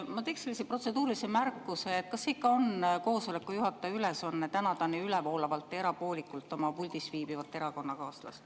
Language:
Estonian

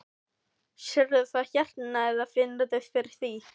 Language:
Icelandic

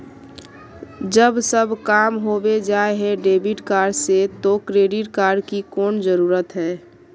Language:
Magahi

